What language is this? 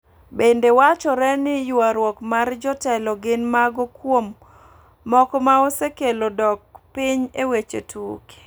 Luo (Kenya and Tanzania)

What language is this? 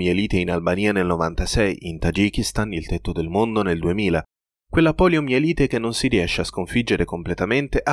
Italian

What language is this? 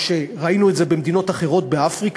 Hebrew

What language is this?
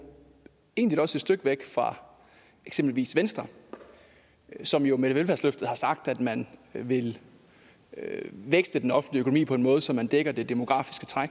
Danish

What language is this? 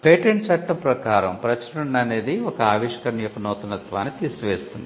Telugu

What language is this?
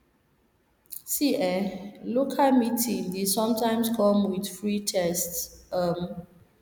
Nigerian Pidgin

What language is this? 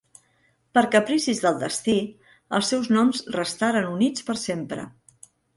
Catalan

